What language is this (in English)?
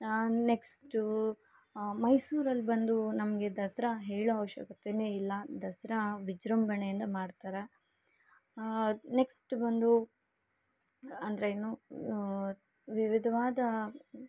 Kannada